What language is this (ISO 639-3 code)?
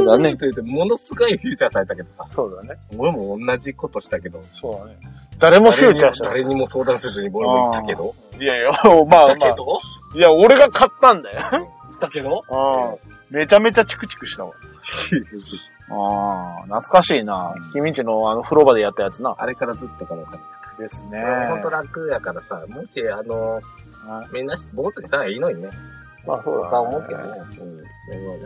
jpn